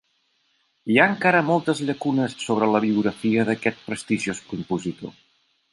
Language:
Catalan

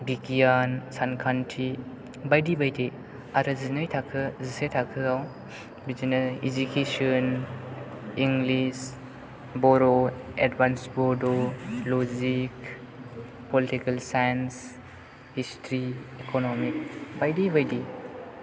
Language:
Bodo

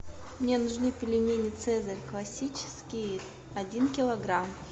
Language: Russian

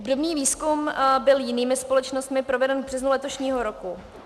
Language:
Czech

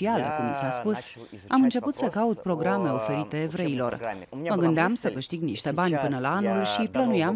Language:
Romanian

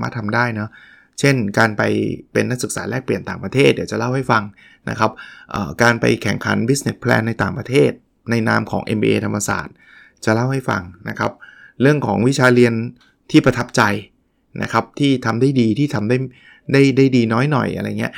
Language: Thai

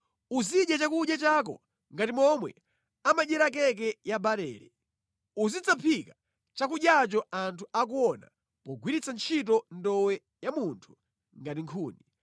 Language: Nyanja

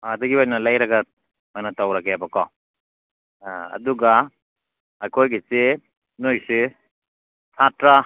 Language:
Manipuri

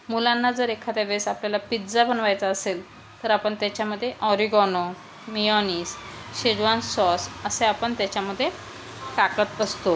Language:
Marathi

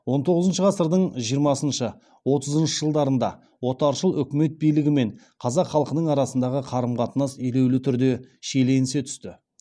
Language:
Kazakh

